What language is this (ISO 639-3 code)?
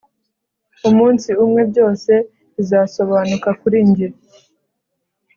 kin